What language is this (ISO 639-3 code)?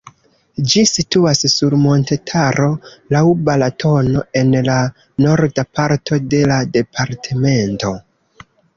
epo